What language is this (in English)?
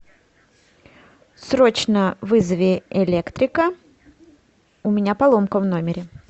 Russian